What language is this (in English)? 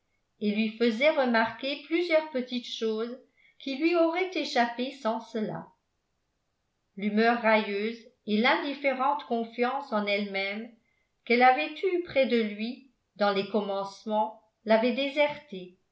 French